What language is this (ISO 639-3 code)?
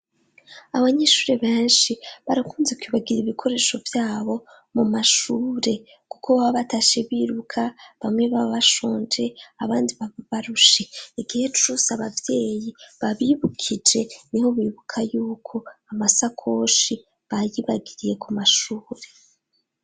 run